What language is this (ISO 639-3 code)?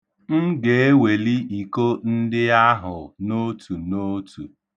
ibo